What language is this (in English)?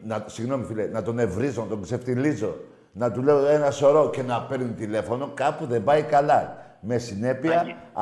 Greek